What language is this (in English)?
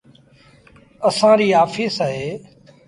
Sindhi Bhil